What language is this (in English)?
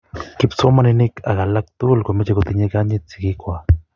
Kalenjin